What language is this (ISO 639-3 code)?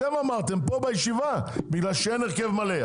heb